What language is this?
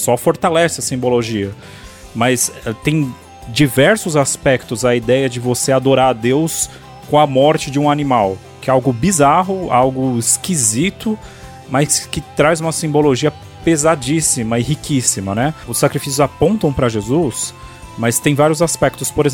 Portuguese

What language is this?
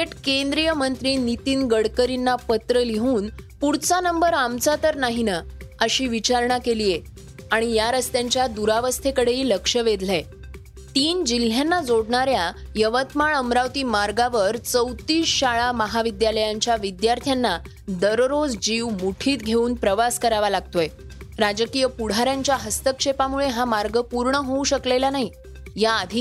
Marathi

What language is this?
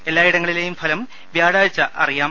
Malayalam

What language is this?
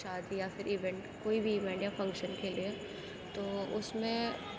Urdu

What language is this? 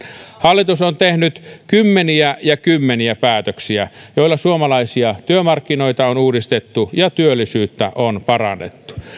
Finnish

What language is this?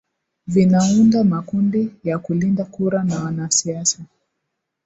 Swahili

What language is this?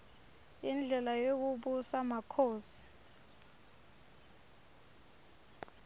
Swati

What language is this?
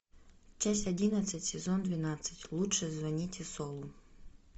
Russian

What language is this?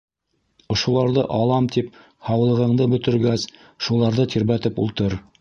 Bashkir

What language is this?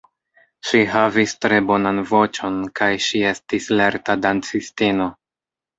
Esperanto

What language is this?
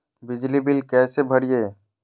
Magahi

